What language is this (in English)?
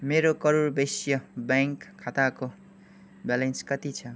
Nepali